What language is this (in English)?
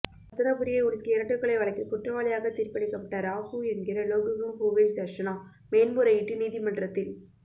Tamil